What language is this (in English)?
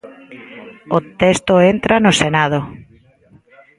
Galician